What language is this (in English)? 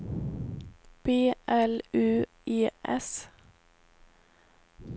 Swedish